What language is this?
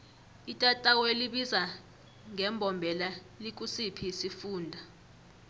South Ndebele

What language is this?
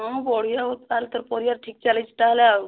Odia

